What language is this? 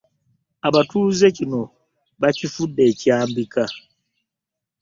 Ganda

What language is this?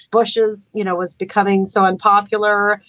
English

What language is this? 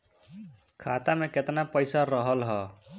Bhojpuri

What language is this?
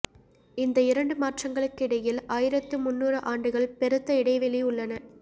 Tamil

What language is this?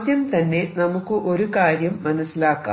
Malayalam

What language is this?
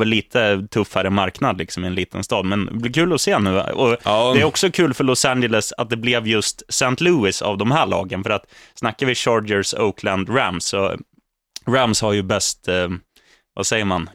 Swedish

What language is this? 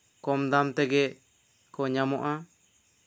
Santali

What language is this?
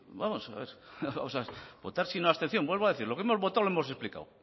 Spanish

